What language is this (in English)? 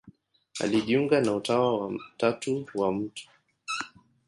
Swahili